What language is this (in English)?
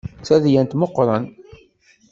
Kabyle